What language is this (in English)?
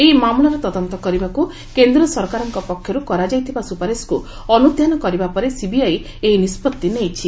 Odia